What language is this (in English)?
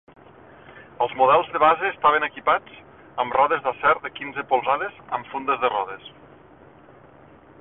Catalan